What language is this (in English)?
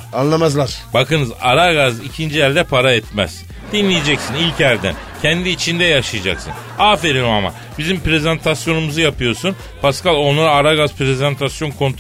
Turkish